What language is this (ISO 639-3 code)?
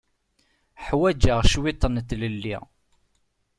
kab